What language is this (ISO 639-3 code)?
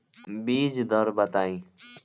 bho